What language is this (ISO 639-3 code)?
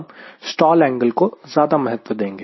hin